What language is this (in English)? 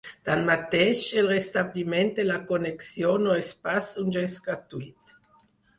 Catalan